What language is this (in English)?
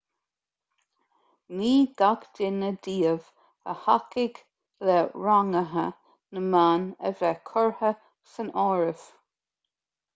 Irish